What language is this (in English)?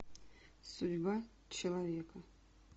Russian